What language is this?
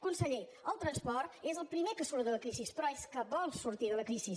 Catalan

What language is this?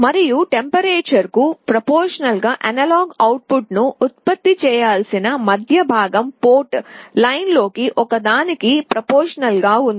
Telugu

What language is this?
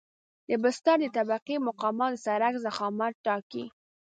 Pashto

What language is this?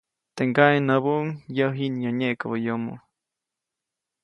Copainalá Zoque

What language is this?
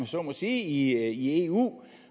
Danish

